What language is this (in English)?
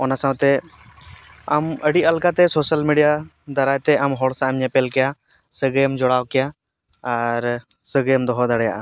Santali